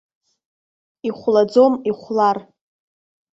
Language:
Abkhazian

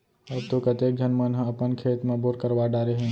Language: Chhattisgarhi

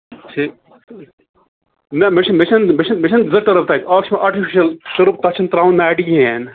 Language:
Kashmiri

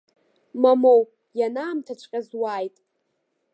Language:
Abkhazian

